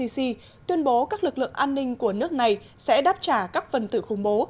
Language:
Vietnamese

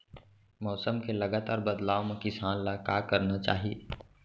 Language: Chhattisgarhi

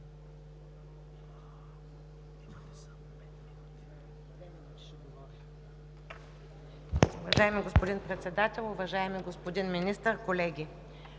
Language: Bulgarian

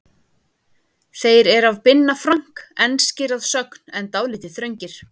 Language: Icelandic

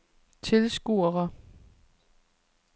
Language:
Danish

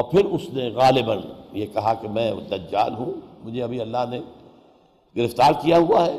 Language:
Urdu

